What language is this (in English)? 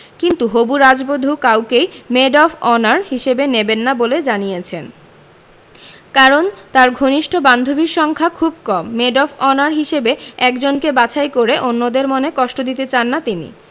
Bangla